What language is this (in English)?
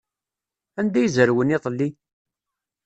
Kabyle